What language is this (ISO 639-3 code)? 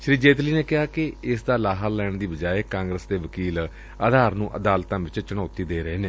pan